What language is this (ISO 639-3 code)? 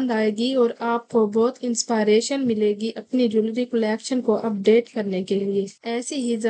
hin